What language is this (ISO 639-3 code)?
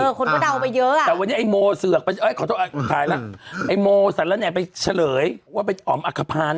tha